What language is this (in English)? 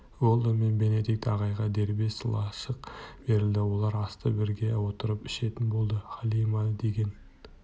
Kazakh